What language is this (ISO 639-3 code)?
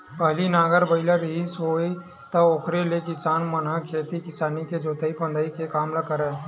hne